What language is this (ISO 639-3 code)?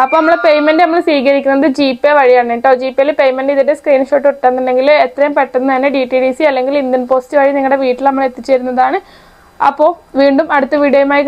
ara